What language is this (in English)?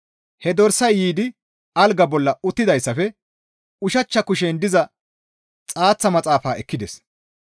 Gamo